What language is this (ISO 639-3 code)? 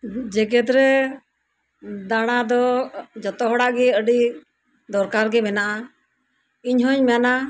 sat